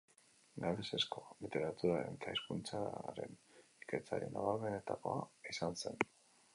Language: Basque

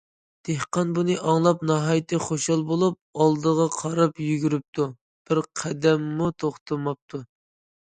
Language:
Uyghur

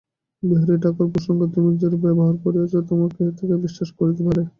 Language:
Bangla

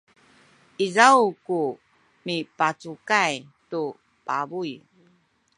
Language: Sakizaya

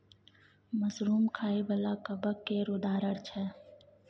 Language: Maithili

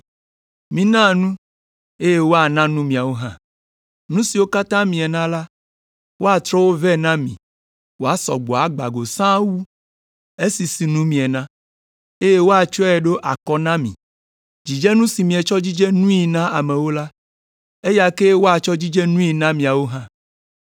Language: Ewe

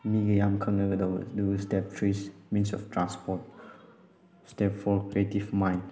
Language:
Manipuri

